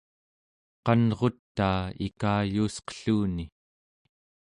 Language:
Central Yupik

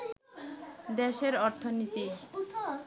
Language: Bangla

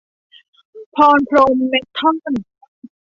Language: Thai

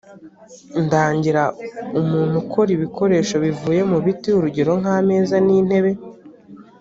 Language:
Kinyarwanda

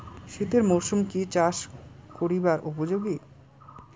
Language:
Bangla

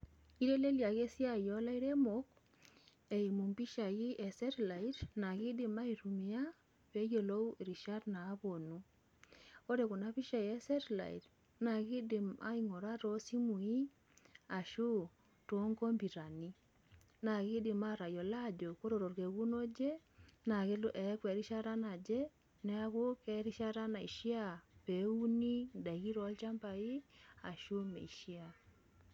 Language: Masai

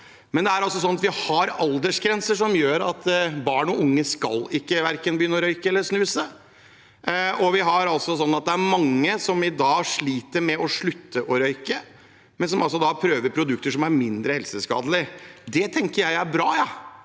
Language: Norwegian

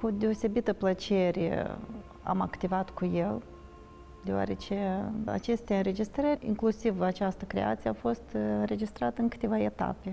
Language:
Romanian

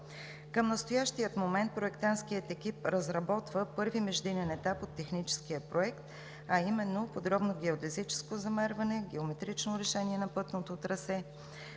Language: Bulgarian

